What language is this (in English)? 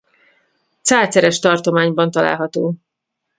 Hungarian